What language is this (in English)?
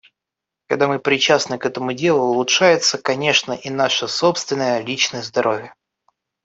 Russian